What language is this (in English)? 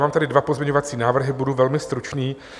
Czech